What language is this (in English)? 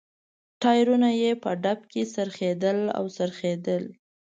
Pashto